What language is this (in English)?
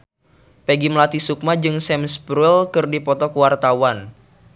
Sundanese